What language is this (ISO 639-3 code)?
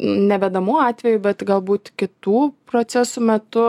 lit